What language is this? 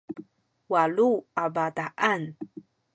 Sakizaya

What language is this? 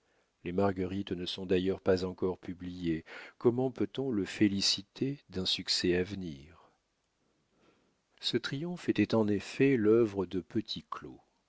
French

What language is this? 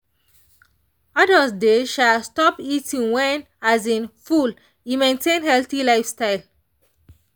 Nigerian Pidgin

